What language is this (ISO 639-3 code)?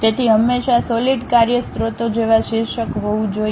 guj